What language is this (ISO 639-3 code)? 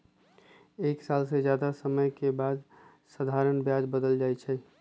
mag